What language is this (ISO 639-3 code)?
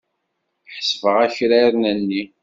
kab